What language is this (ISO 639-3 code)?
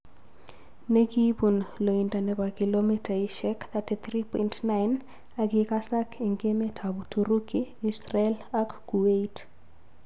kln